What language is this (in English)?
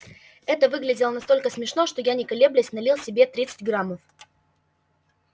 Russian